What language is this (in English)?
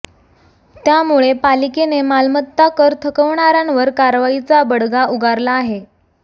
Marathi